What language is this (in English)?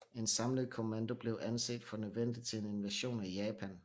Danish